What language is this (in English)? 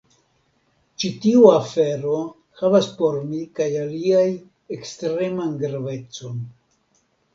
Esperanto